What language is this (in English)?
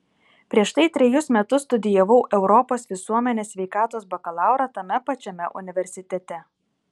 Lithuanian